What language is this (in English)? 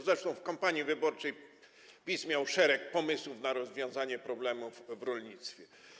Polish